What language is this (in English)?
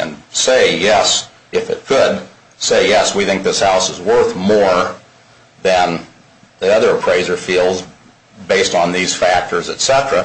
English